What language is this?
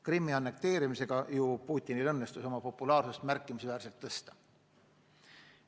Estonian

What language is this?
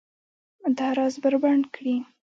Pashto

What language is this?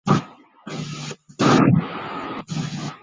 Chinese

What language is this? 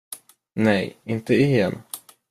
Swedish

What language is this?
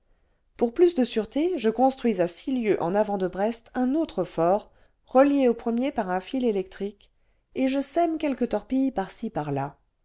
French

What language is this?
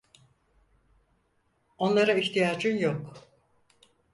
Turkish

